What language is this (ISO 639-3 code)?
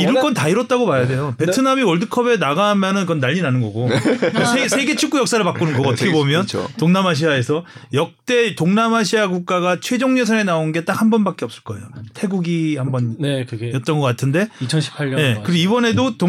kor